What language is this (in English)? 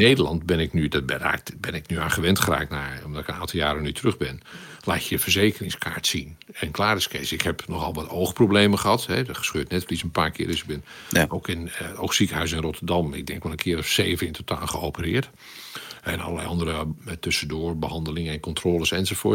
Dutch